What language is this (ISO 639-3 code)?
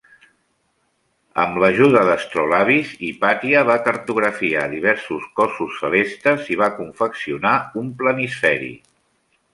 cat